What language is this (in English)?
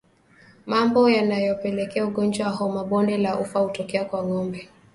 Swahili